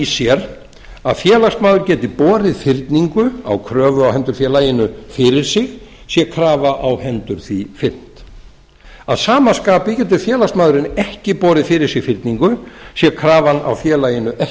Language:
Icelandic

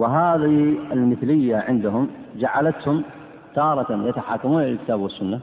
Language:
Arabic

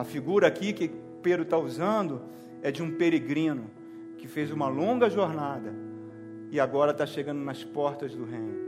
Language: Portuguese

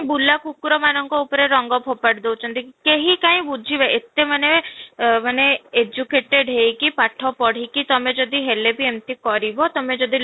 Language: Odia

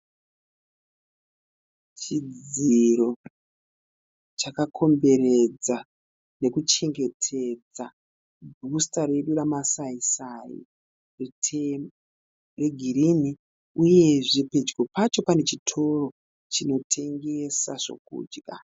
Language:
Shona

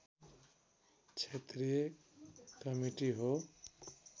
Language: Nepali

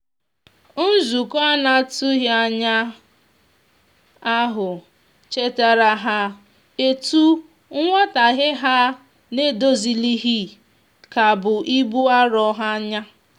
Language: Igbo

